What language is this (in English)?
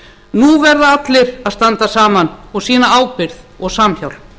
Icelandic